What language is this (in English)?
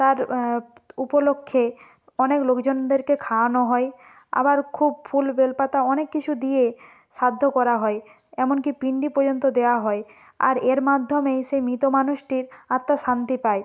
Bangla